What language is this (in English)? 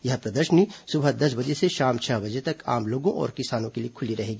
Hindi